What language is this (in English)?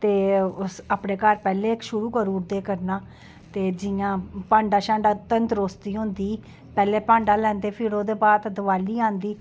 Dogri